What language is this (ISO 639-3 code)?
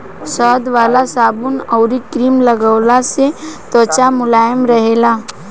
bho